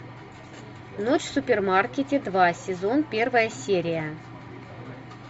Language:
Russian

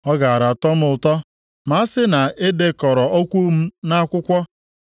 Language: Igbo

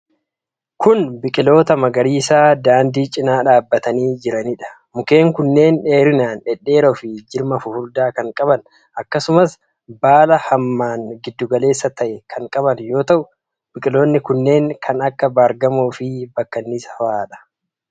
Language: Oromo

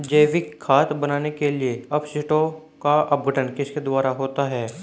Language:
Hindi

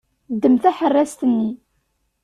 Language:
Kabyle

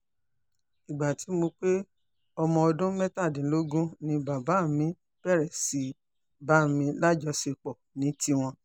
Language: Yoruba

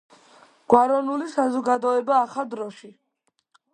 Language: Georgian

